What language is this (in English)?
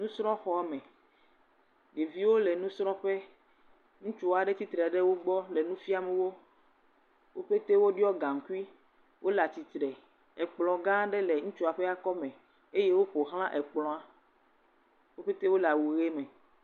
Ewe